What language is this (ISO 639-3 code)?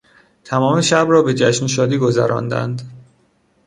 fas